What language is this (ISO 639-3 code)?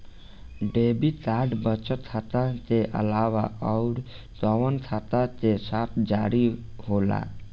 bho